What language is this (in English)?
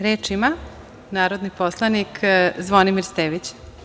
Serbian